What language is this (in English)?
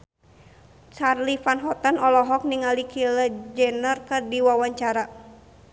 Sundanese